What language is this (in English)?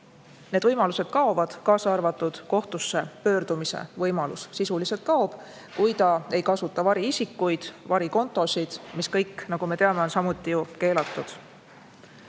Estonian